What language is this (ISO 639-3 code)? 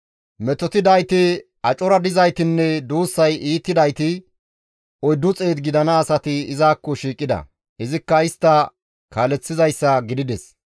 gmv